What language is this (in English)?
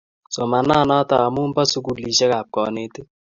Kalenjin